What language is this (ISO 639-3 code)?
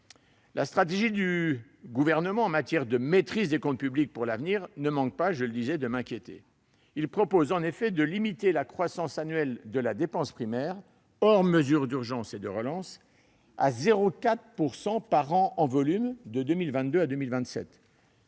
fra